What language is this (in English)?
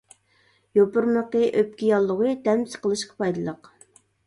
Uyghur